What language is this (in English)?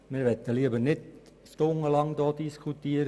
Swiss German